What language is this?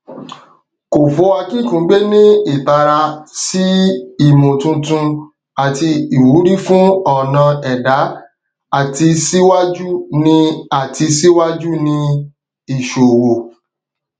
Yoruba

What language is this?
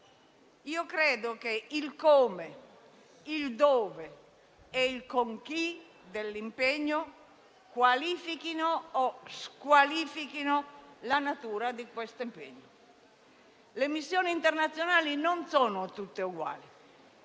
Italian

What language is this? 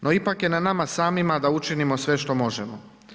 Croatian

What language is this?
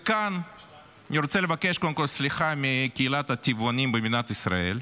Hebrew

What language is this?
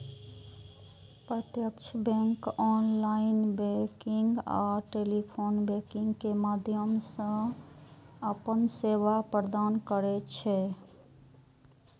Maithili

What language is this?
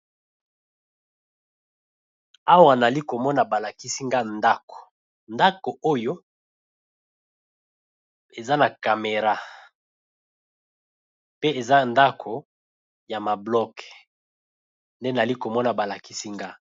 Lingala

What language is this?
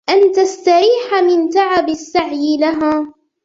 Arabic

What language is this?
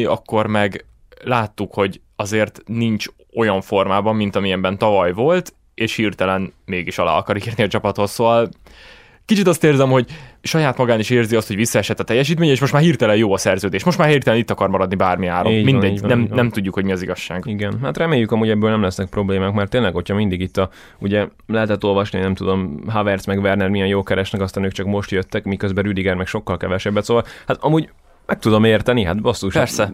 Hungarian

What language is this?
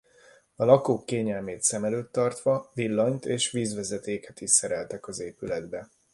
Hungarian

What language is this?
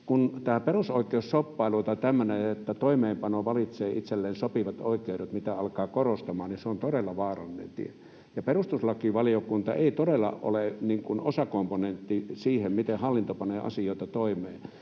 Finnish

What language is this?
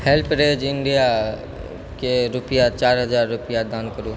Maithili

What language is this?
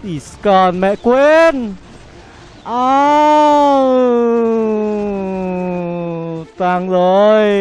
Vietnamese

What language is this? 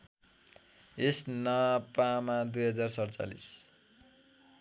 Nepali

